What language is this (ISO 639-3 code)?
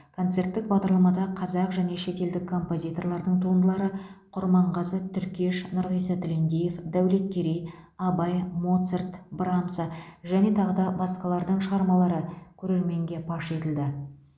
kaz